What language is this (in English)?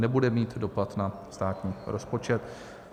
Czech